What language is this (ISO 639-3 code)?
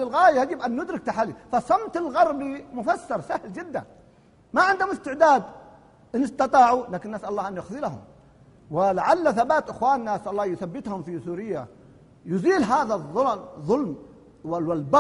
ara